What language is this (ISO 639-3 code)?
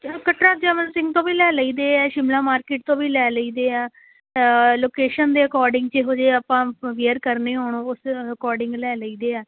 pan